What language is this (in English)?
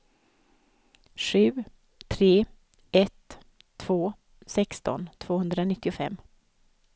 Swedish